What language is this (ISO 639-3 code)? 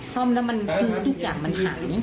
tha